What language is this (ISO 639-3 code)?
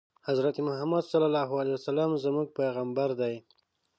pus